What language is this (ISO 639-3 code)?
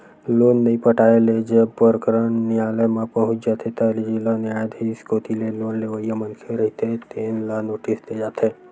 hne